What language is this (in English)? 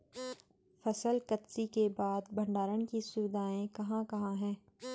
Hindi